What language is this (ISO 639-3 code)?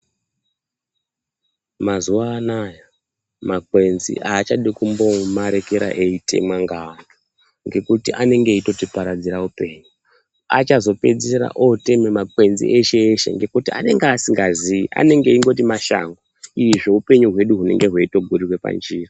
ndc